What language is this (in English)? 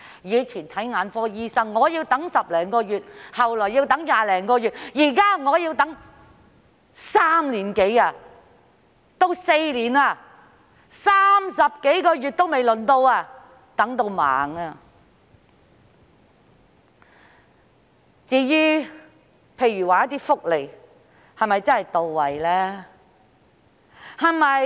Cantonese